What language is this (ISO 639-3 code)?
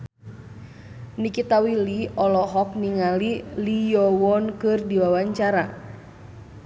sun